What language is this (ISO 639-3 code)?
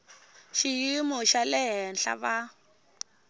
tso